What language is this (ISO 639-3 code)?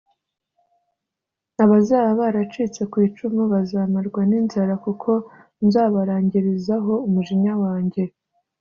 kin